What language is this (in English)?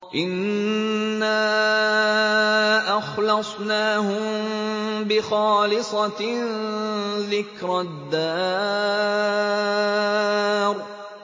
Arabic